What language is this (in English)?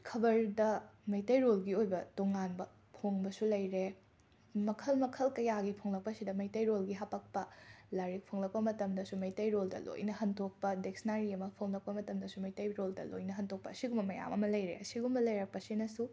Manipuri